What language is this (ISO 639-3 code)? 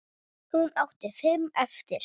isl